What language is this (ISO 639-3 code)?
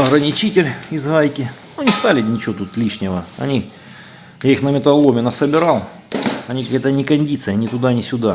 rus